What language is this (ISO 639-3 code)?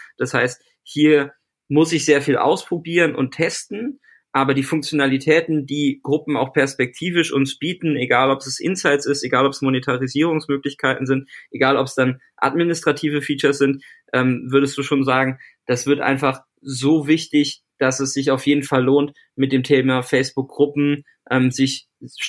deu